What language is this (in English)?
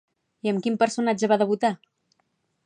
Catalan